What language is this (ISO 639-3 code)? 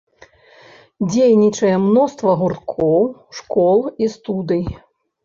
bel